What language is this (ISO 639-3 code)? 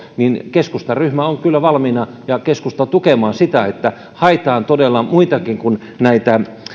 fin